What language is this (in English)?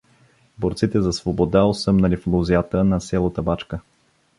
Bulgarian